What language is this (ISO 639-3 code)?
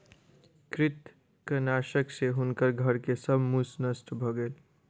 mai